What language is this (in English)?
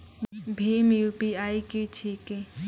Maithili